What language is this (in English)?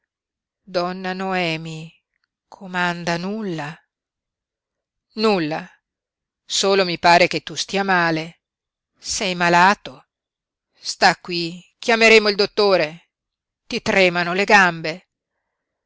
Italian